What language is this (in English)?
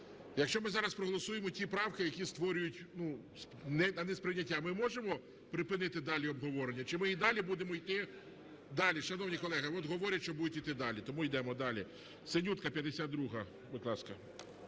Ukrainian